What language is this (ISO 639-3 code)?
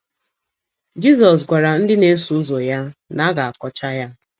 ibo